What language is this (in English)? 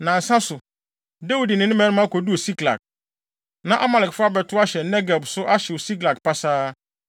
Akan